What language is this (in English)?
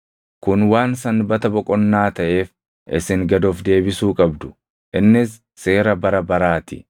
Oromo